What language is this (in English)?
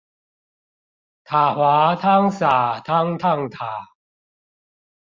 Chinese